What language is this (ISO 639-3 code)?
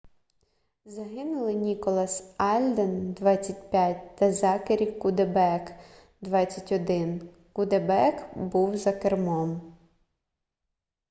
ukr